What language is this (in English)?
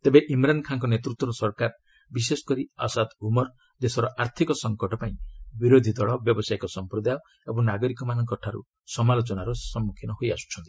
Odia